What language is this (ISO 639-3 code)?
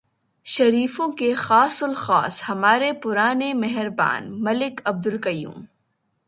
urd